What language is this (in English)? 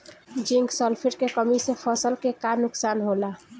Bhojpuri